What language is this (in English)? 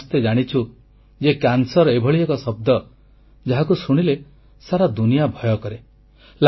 Odia